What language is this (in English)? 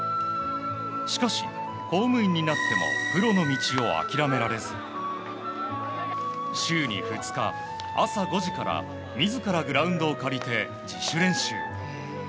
Japanese